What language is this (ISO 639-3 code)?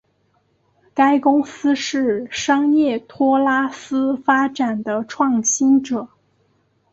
zho